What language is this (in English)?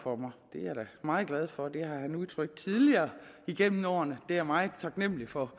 Danish